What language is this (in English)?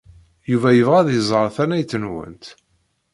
Kabyle